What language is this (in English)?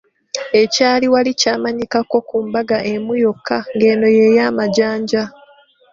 Ganda